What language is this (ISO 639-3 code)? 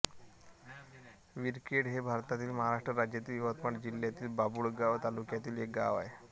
mar